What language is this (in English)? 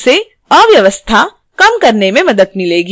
Hindi